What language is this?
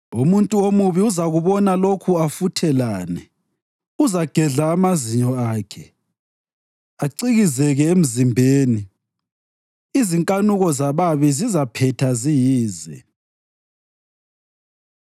North Ndebele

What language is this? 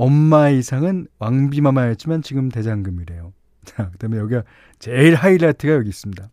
Korean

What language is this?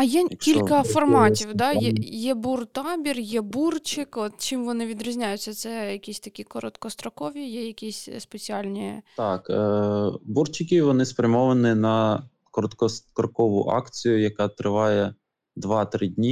Ukrainian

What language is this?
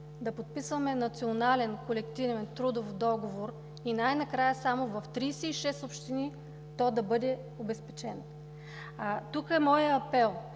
Bulgarian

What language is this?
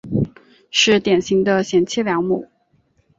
Chinese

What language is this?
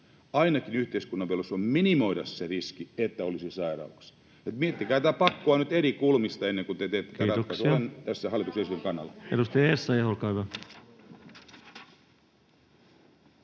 Finnish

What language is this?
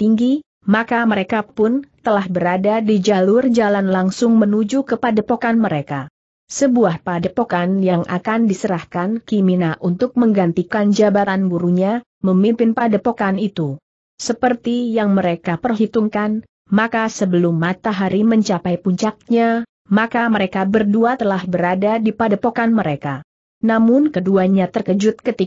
Indonesian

